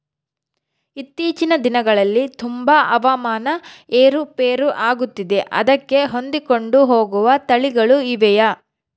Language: Kannada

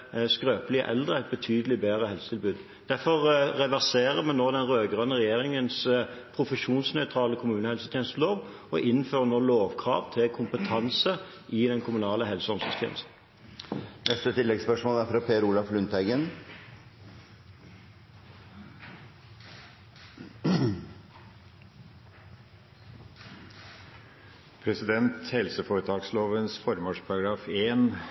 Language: Norwegian Bokmål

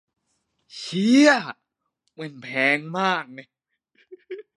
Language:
Thai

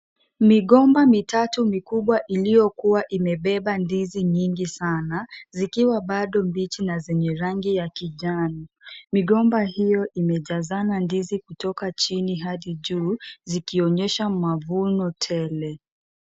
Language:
Swahili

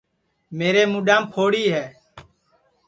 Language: Sansi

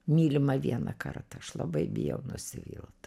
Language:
Lithuanian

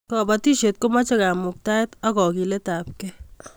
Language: Kalenjin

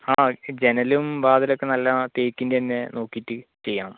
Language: Malayalam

